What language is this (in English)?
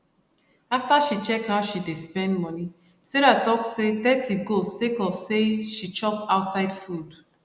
Nigerian Pidgin